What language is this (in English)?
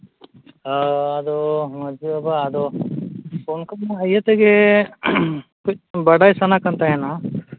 Santali